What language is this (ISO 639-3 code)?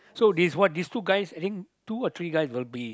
eng